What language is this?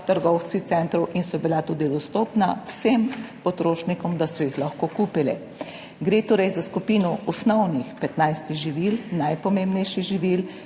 Slovenian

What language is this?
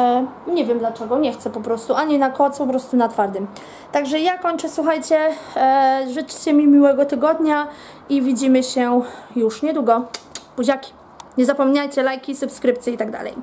Polish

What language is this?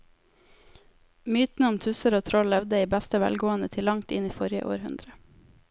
Norwegian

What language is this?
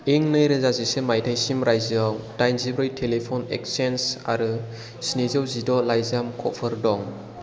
Bodo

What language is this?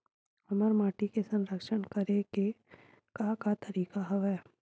Chhattisgarhi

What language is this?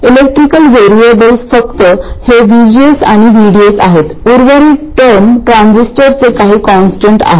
Marathi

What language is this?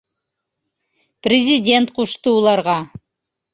Bashkir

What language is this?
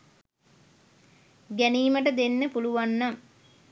Sinhala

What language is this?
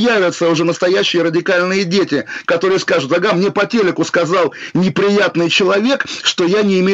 Russian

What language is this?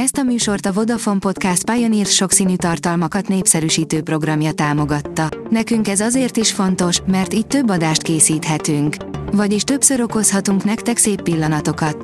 Hungarian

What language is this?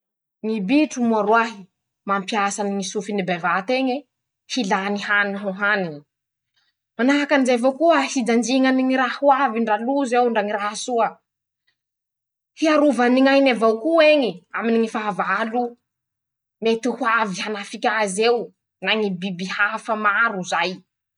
Masikoro Malagasy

